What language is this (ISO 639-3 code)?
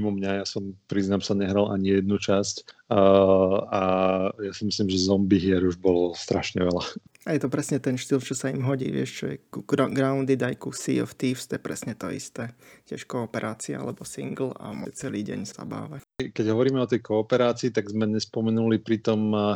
slk